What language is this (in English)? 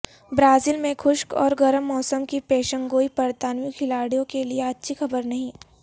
Urdu